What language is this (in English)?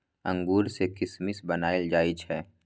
Maithili